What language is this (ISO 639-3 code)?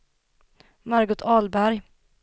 swe